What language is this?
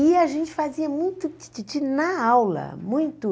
Portuguese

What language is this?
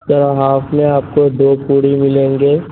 Urdu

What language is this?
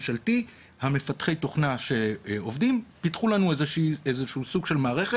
Hebrew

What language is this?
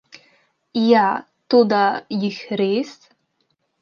Slovenian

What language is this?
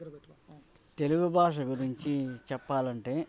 Telugu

